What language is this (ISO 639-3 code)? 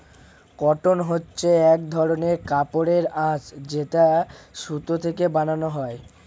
ben